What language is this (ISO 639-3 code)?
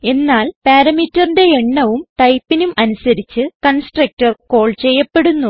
mal